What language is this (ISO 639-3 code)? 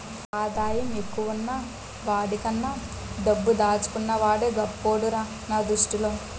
tel